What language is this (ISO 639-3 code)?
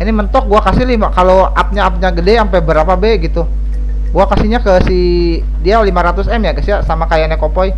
ind